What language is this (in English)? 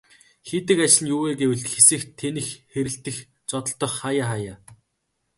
Mongolian